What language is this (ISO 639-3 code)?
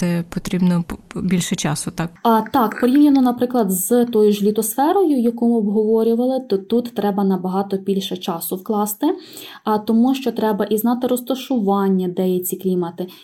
ukr